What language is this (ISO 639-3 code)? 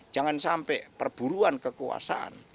ind